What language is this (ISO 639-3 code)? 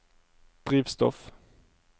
nor